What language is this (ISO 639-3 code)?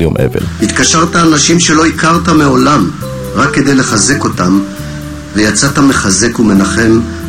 heb